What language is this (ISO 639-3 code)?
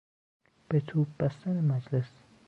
fas